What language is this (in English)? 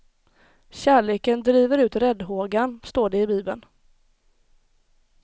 Swedish